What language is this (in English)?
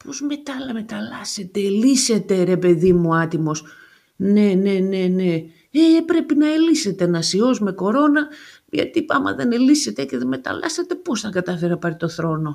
Greek